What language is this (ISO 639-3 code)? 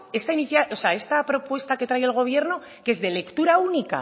spa